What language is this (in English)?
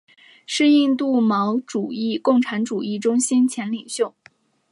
Chinese